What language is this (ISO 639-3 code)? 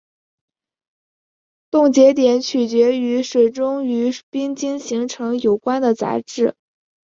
zho